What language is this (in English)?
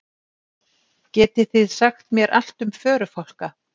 Icelandic